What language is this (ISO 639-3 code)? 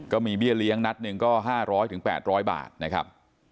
tha